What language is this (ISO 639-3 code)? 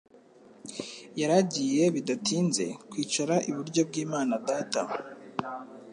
kin